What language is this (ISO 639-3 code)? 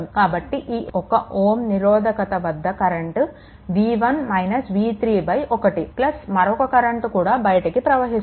tel